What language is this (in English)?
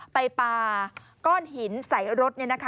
Thai